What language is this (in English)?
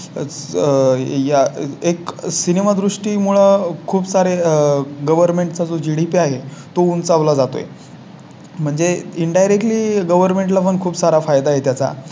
Marathi